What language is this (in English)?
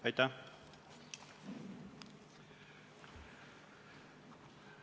Estonian